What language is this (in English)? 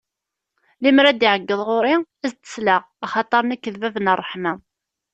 Kabyle